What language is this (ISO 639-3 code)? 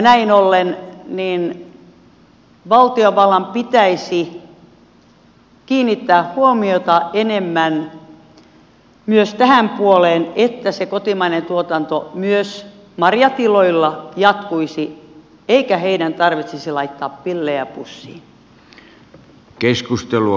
fin